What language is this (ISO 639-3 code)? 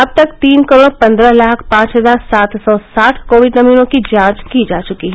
hin